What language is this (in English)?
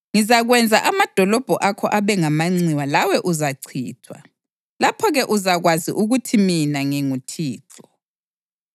North Ndebele